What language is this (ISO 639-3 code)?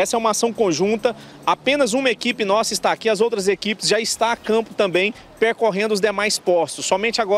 por